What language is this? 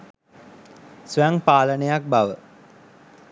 Sinhala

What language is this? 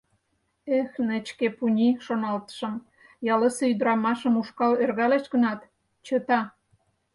Mari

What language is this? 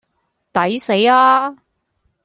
Cantonese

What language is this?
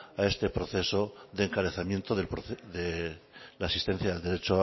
Spanish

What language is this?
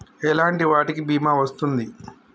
Telugu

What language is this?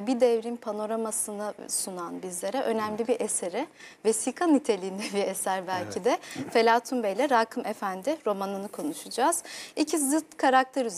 Turkish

